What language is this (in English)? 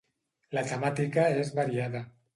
Catalan